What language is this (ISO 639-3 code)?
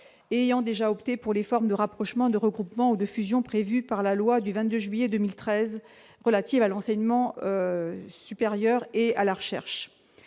fra